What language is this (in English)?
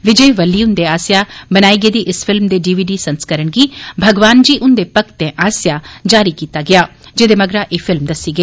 Dogri